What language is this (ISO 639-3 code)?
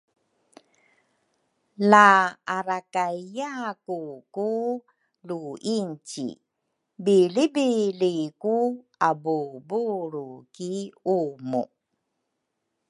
dru